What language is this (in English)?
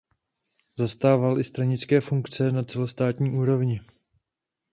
Czech